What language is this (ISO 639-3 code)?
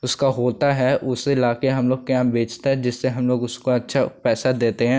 hin